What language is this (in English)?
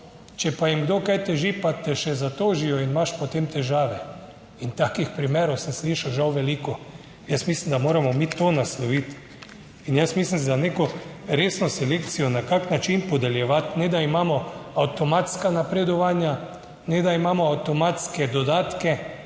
Slovenian